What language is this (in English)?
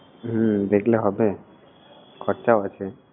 Bangla